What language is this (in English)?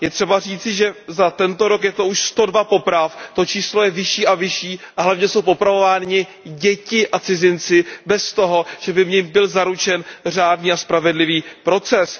Czech